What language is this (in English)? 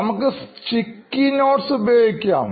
Malayalam